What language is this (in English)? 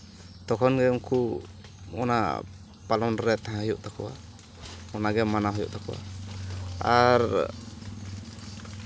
Santali